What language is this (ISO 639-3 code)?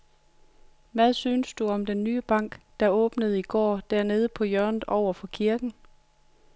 dan